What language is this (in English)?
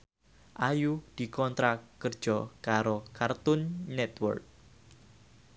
Javanese